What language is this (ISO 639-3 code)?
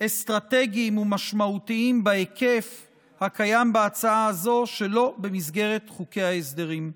heb